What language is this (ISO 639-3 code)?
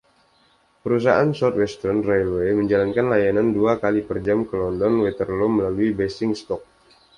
ind